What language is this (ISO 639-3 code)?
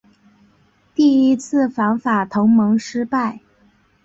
zho